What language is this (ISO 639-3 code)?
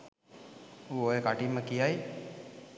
sin